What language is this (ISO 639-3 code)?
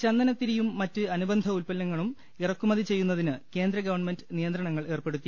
mal